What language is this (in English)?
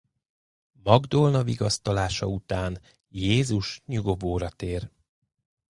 Hungarian